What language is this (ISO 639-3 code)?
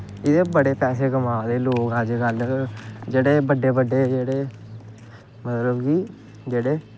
doi